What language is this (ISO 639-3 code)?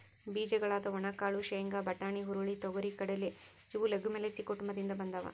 kan